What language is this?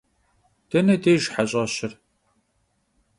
Kabardian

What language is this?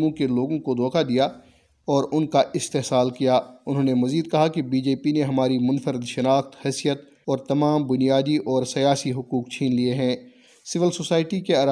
Urdu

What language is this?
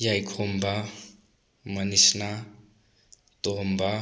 Manipuri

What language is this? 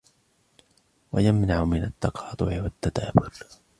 Arabic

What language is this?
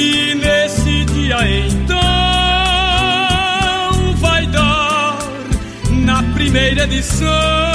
Portuguese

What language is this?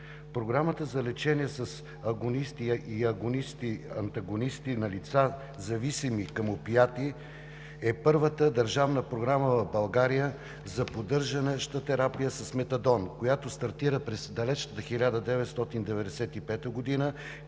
Bulgarian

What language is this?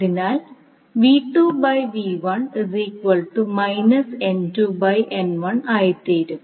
Malayalam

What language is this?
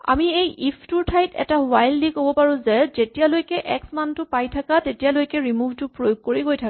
Assamese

